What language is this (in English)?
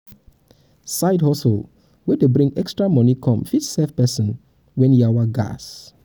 Nigerian Pidgin